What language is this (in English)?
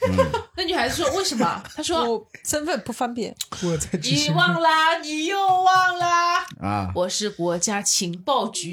Chinese